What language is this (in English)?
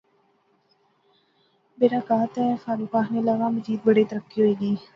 Pahari-Potwari